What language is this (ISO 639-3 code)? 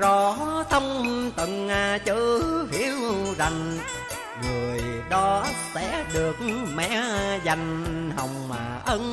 vie